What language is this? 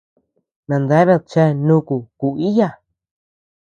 Tepeuxila Cuicatec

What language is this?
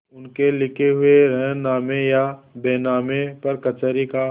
Hindi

